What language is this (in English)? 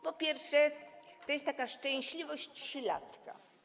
Polish